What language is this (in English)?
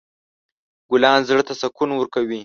Pashto